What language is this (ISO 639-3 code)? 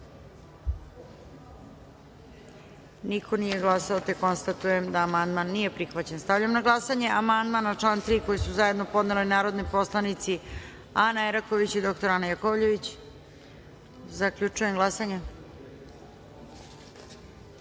srp